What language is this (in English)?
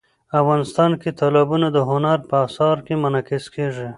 Pashto